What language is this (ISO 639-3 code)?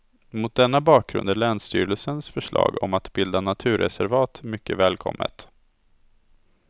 swe